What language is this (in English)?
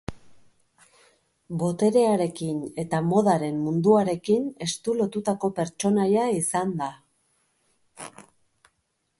Basque